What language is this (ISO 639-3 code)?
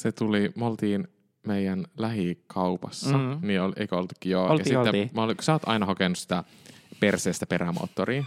fin